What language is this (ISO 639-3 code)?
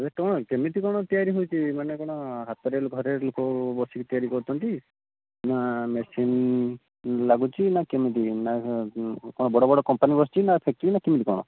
ori